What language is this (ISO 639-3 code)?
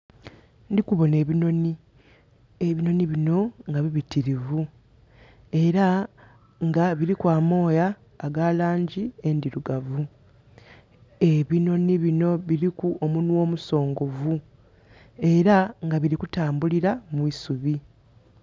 xog